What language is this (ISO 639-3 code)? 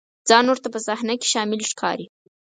pus